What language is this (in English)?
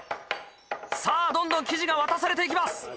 Japanese